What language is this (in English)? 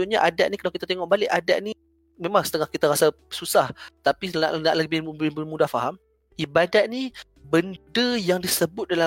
Malay